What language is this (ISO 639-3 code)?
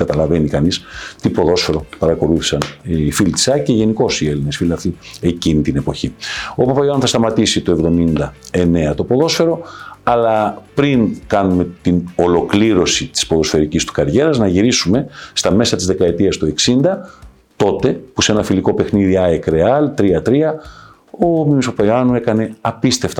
ell